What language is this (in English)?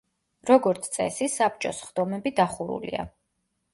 Georgian